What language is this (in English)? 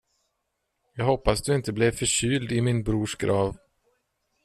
Swedish